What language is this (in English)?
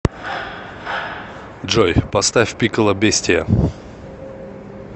Russian